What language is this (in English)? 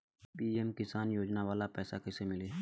Bhojpuri